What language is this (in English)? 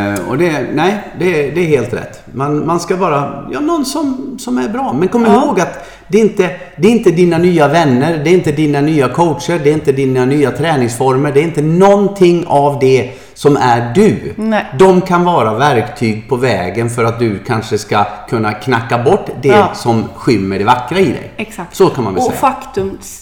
Swedish